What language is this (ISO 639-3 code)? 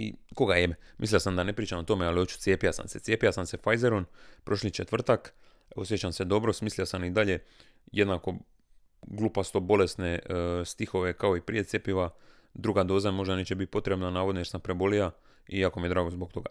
hrv